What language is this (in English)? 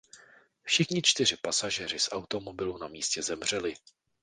Czech